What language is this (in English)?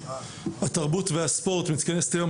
Hebrew